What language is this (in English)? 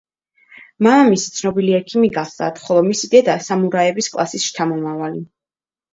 Georgian